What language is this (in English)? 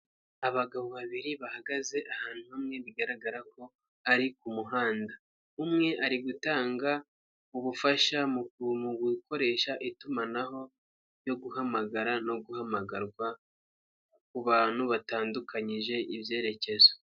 Kinyarwanda